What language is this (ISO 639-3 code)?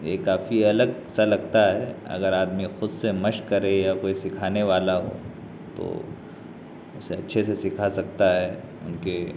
urd